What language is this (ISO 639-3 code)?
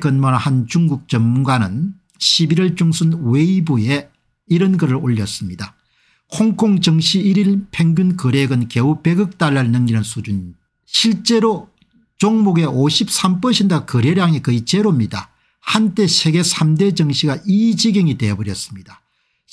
kor